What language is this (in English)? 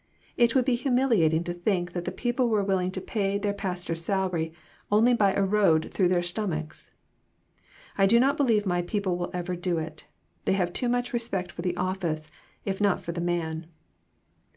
English